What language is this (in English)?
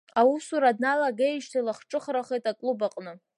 Abkhazian